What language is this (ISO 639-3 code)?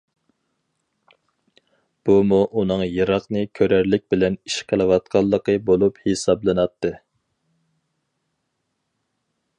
uig